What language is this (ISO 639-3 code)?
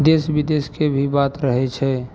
mai